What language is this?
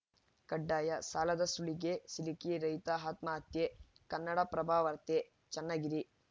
Kannada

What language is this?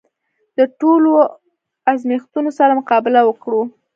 Pashto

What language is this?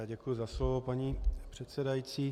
Czech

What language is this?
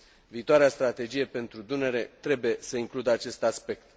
Romanian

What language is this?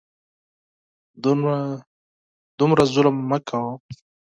Pashto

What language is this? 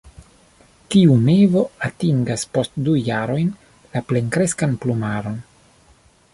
Esperanto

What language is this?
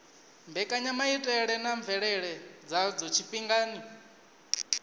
Venda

